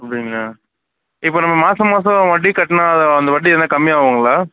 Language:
Tamil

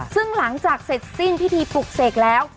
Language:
Thai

